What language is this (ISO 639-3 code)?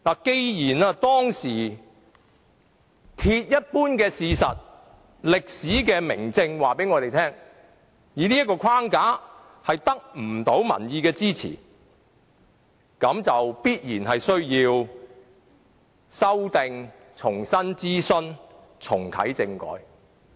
yue